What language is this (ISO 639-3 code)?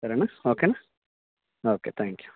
tel